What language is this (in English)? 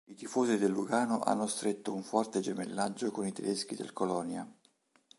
Italian